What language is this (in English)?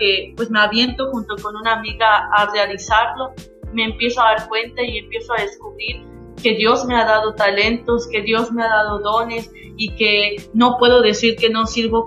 Spanish